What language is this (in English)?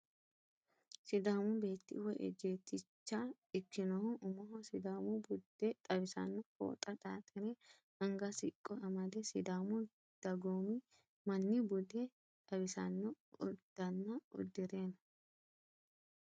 Sidamo